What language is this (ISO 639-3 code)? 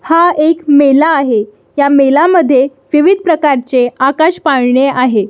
mar